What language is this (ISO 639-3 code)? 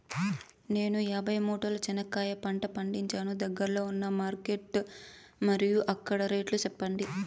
tel